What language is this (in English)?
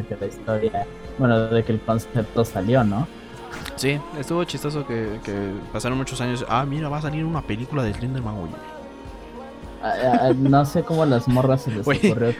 Spanish